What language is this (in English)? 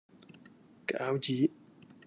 Cantonese